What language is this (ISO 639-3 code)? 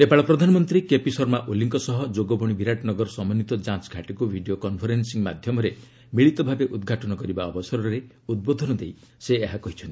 ori